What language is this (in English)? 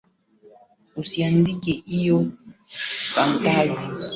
Swahili